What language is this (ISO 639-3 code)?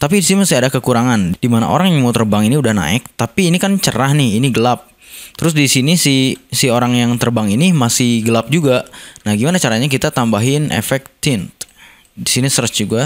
ind